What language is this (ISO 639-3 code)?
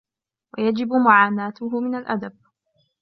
ara